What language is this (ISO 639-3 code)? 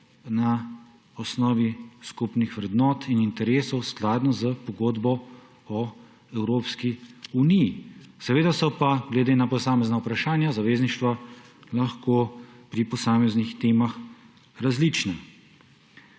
slv